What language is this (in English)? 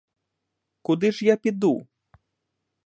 Ukrainian